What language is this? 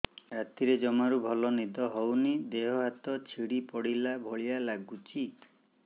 Odia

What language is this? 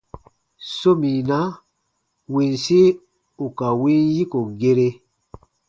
Baatonum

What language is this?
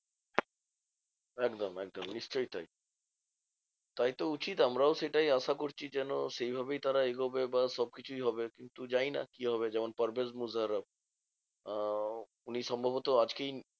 Bangla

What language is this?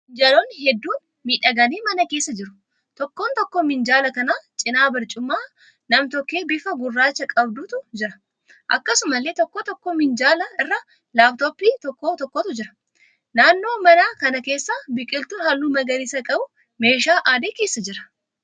Oromo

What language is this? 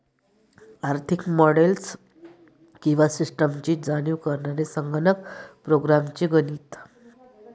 Marathi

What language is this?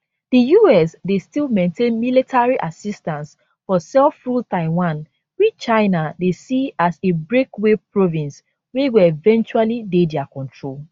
Nigerian Pidgin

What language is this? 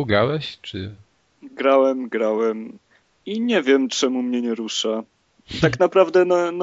Polish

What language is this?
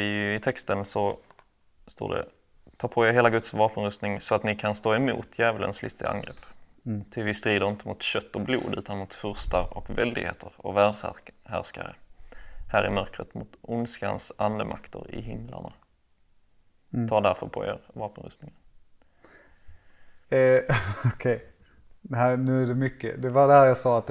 Swedish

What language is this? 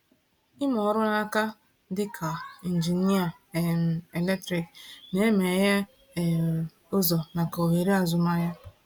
Igbo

